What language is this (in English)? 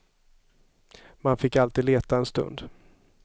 Swedish